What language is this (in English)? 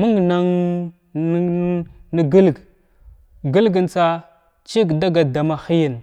Glavda